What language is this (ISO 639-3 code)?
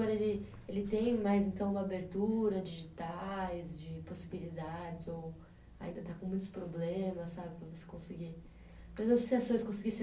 por